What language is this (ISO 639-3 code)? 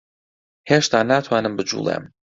ckb